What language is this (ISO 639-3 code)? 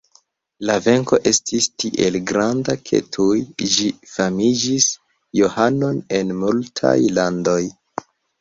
epo